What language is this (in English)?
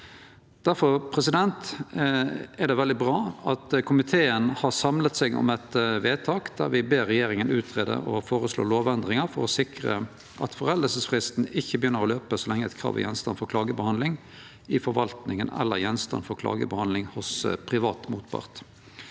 Norwegian